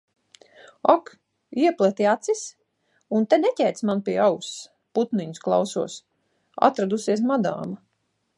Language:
Latvian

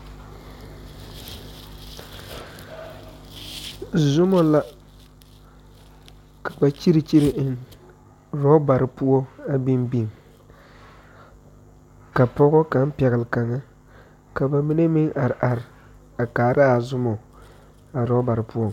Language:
Southern Dagaare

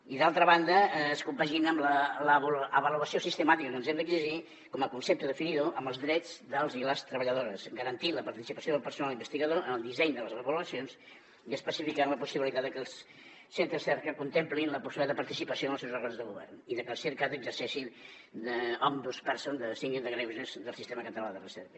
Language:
Catalan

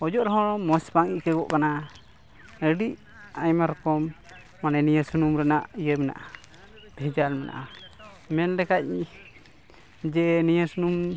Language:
Santali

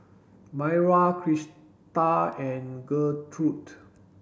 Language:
English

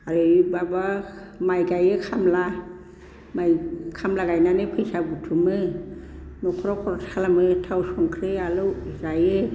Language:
Bodo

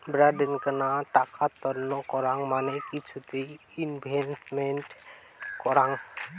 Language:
Bangla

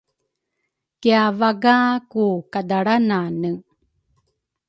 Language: Rukai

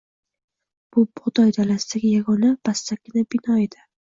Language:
Uzbek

